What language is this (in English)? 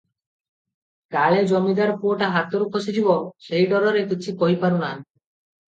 Odia